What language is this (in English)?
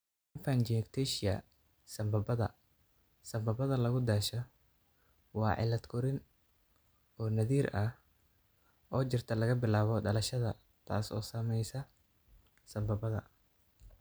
Somali